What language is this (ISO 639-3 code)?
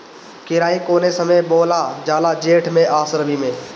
bho